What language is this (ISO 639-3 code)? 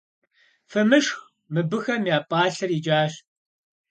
kbd